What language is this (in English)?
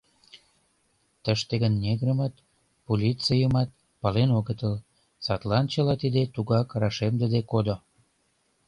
Mari